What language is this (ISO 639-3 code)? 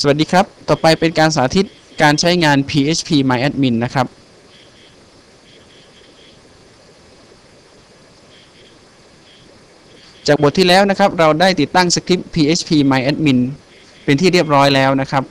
tha